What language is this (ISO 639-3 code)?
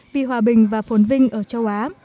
vie